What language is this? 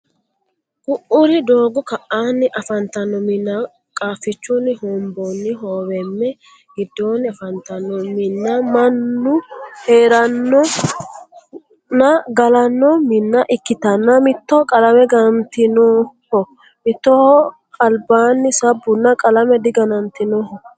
Sidamo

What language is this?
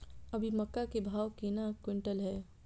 Maithili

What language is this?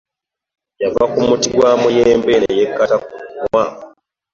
Ganda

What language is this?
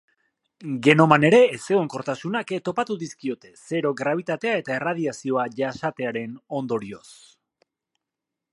Basque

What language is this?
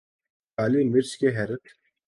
Urdu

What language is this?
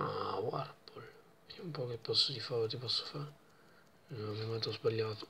Italian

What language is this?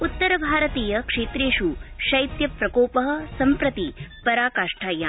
Sanskrit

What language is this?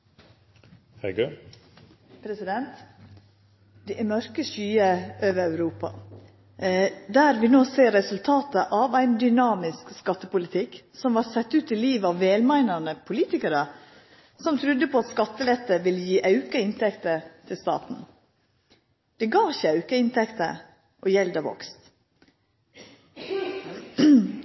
Norwegian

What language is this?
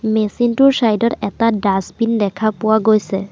Assamese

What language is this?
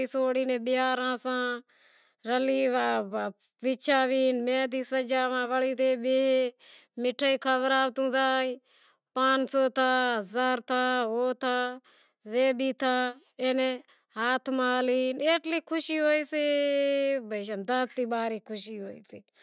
Wadiyara Koli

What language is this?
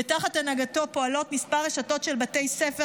Hebrew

